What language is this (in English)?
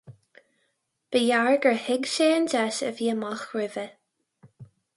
Irish